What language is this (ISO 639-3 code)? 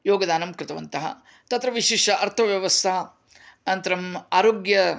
san